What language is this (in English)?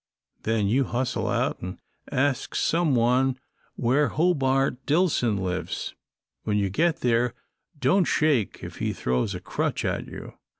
English